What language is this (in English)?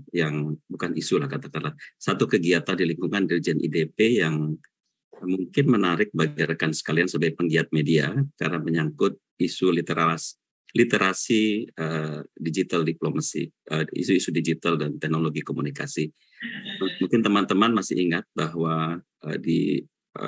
Indonesian